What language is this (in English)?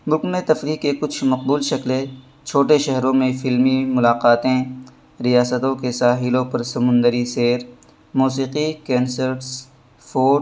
Urdu